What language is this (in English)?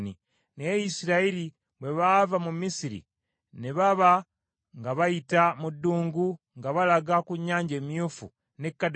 Ganda